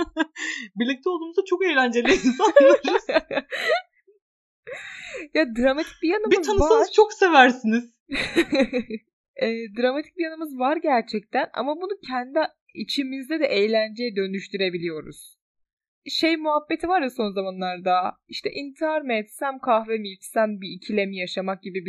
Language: Turkish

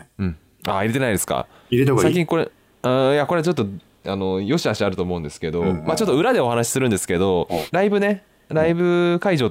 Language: Japanese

